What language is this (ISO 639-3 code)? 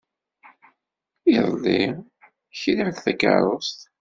kab